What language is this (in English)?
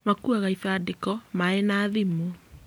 Kikuyu